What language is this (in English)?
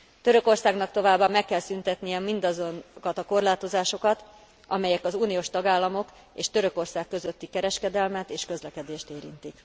Hungarian